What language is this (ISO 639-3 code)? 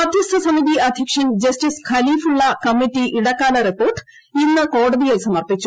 mal